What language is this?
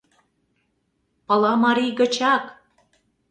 Mari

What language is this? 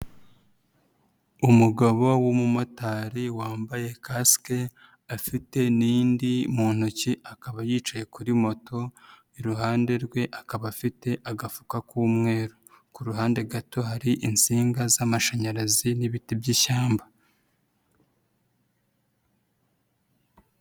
Kinyarwanda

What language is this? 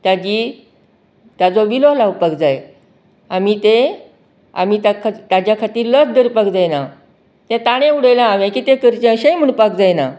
Konkani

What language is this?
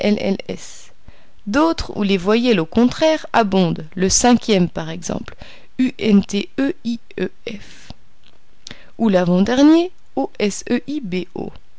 French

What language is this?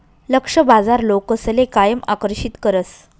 Marathi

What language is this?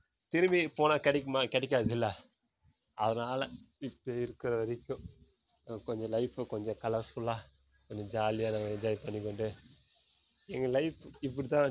Tamil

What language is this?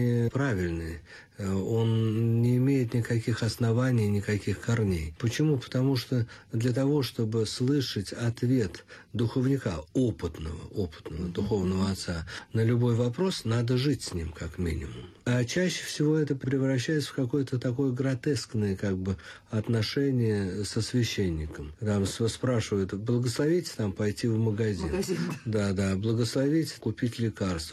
Russian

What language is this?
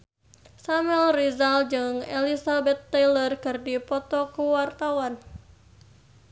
Sundanese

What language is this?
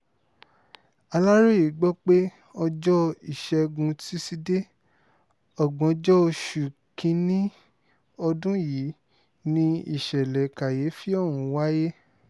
Yoruba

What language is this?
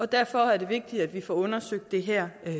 Danish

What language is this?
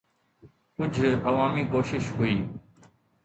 Sindhi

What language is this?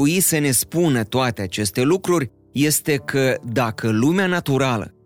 Romanian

